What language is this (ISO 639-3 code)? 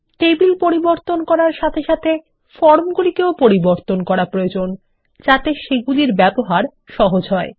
ben